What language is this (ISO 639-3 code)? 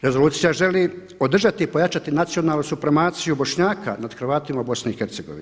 hrv